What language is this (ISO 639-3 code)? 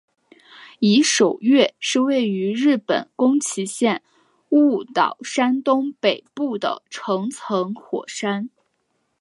zho